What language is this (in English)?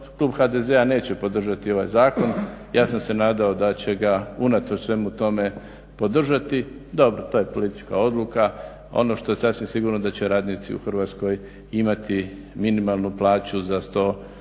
Croatian